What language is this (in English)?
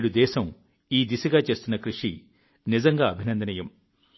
Telugu